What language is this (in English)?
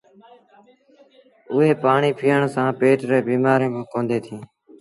Sindhi Bhil